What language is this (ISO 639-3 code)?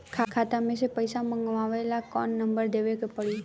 bho